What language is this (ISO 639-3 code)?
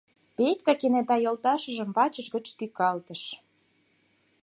chm